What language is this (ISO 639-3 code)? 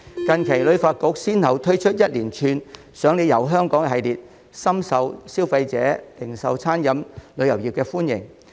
yue